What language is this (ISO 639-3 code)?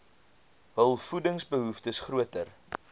afr